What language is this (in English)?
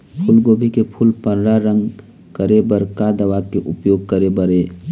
Chhattisgarhi